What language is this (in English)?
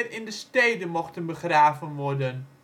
Dutch